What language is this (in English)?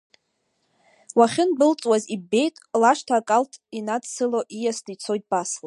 Abkhazian